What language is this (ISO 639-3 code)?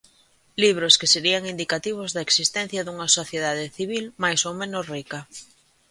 glg